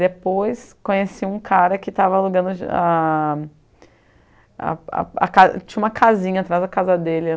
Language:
Portuguese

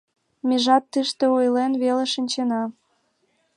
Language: Mari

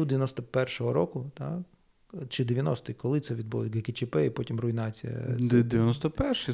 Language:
Ukrainian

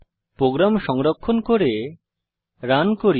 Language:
Bangla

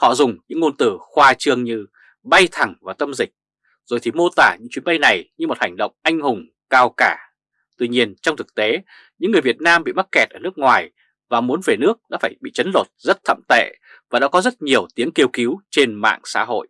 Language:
Vietnamese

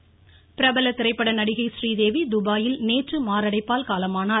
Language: Tamil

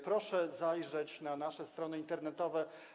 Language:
Polish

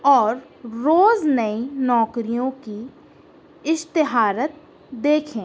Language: Urdu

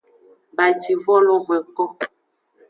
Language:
Aja (Benin)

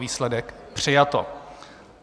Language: Czech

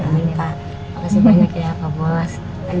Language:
Indonesian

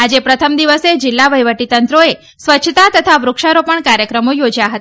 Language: Gujarati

